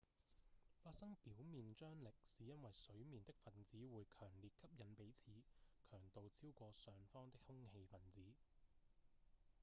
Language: Cantonese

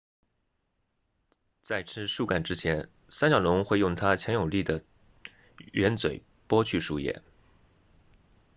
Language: Chinese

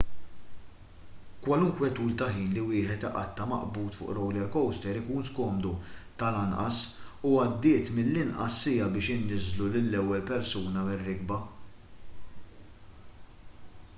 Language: Maltese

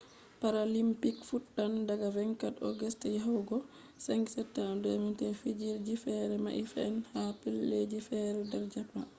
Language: Fula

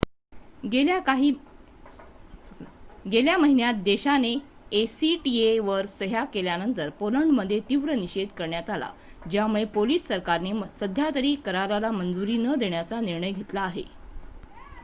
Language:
Marathi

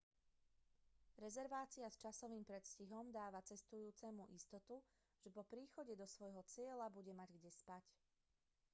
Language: Slovak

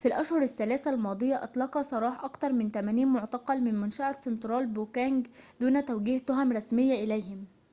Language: Arabic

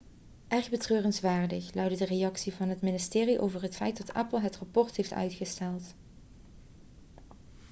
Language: Dutch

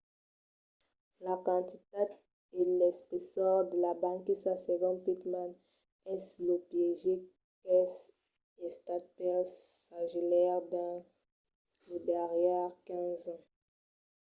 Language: Occitan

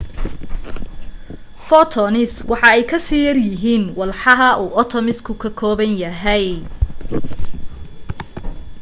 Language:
Somali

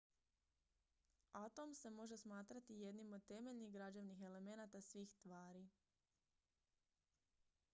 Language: Croatian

